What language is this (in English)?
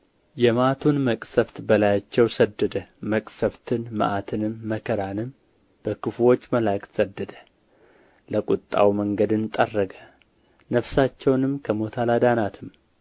Amharic